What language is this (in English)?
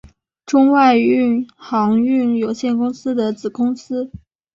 Chinese